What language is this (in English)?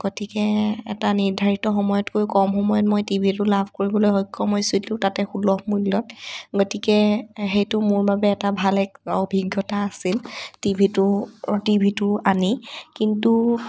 Assamese